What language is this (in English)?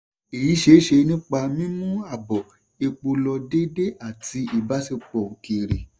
Yoruba